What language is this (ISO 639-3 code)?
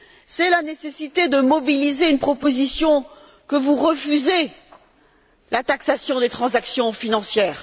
fra